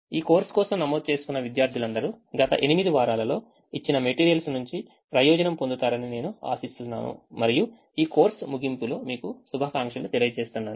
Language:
Telugu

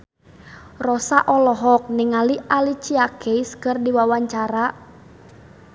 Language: Sundanese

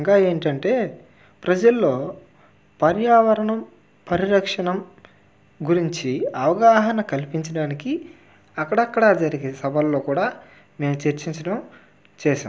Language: Telugu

